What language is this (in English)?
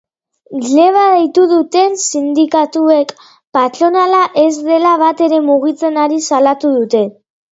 Basque